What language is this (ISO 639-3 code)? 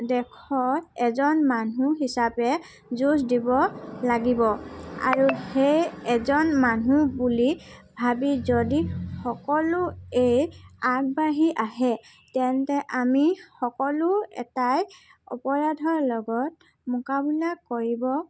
asm